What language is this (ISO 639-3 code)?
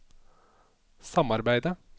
nor